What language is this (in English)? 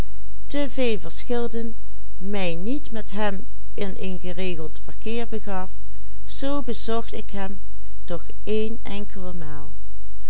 Dutch